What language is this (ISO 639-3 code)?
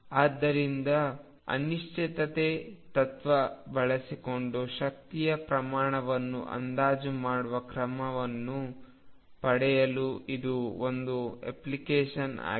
kan